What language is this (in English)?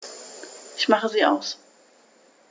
German